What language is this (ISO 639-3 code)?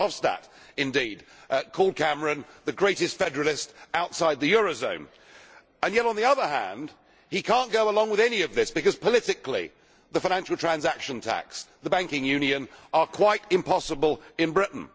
eng